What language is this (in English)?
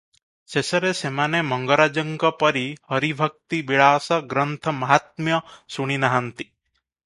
Odia